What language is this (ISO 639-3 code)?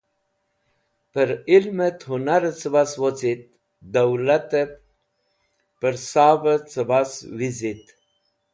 wbl